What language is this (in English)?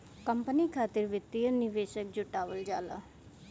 Bhojpuri